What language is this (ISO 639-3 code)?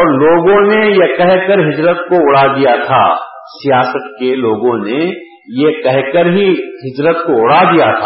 urd